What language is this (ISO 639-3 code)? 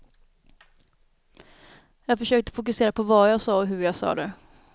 swe